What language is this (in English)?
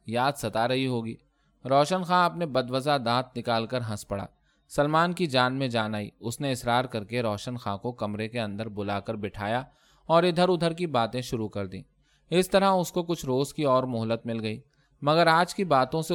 Urdu